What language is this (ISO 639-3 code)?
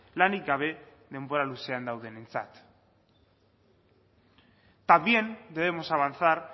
eus